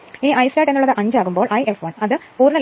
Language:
Malayalam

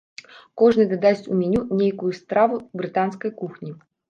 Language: Belarusian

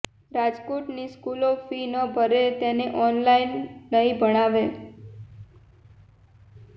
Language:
Gujarati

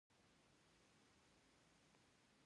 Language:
Pashto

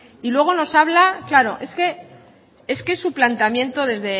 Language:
Spanish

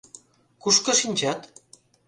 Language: Mari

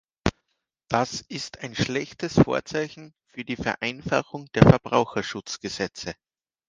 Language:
German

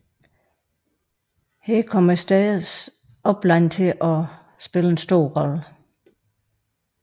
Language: Danish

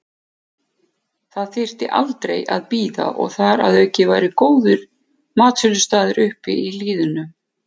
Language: Icelandic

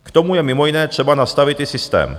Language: Czech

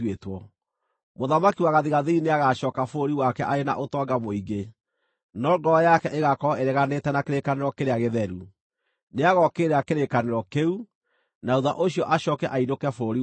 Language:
Kikuyu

